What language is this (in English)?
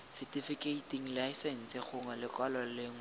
Tswana